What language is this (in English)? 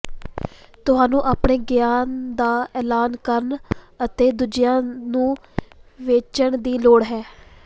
Punjabi